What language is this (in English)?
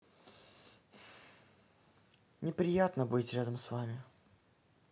Russian